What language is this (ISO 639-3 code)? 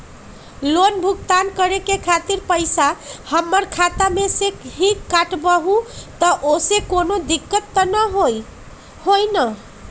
mag